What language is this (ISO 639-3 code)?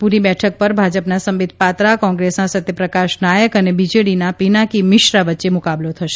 guj